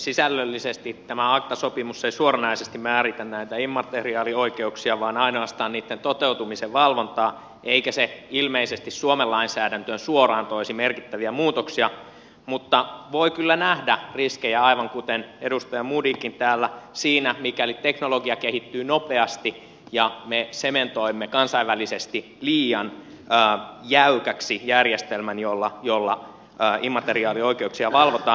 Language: Finnish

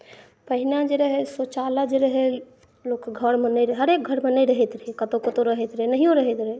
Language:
Maithili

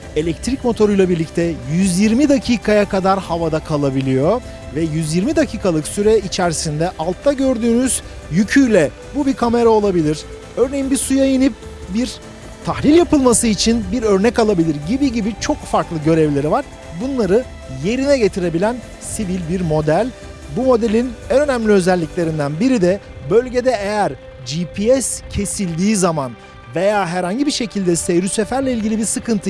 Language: Turkish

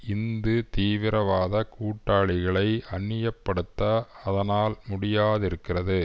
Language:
Tamil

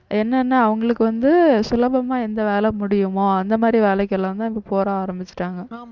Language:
Tamil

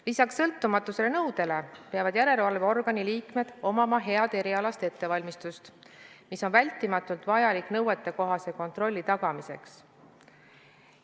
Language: Estonian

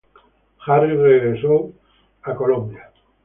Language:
Spanish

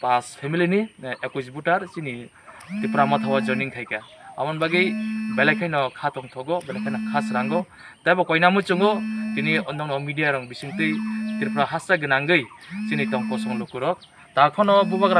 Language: Indonesian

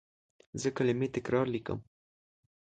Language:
Pashto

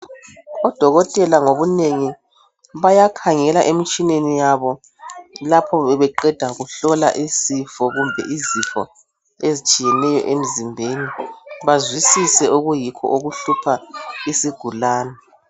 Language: North Ndebele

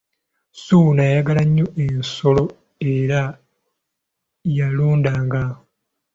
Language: Ganda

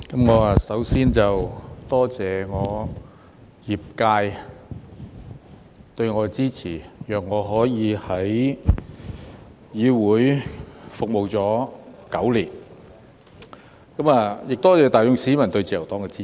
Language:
Cantonese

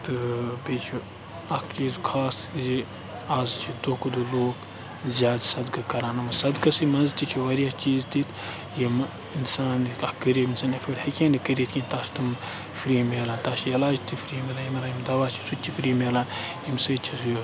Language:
Kashmiri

